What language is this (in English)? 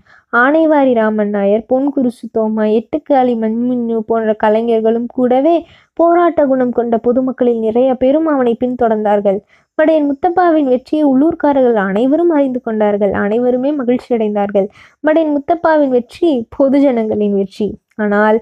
Tamil